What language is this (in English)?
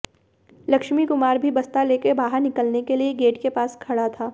Hindi